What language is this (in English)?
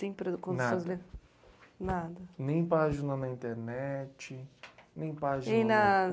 Portuguese